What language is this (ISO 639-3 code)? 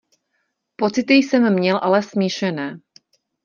ces